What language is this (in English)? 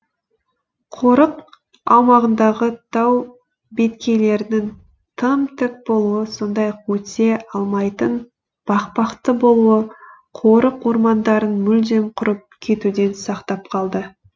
Kazakh